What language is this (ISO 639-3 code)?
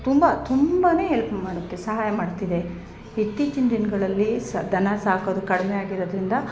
kan